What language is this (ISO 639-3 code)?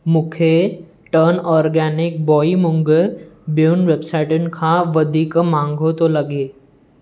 snd